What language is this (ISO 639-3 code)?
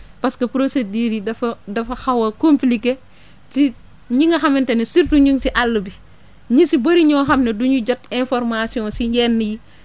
wol